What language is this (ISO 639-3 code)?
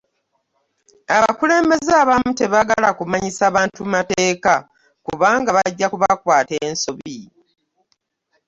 lug